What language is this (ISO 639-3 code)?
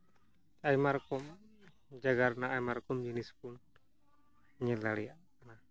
sat